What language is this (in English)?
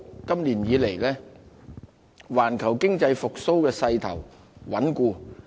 Cantonese